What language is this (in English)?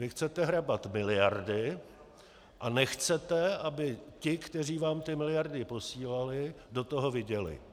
Czech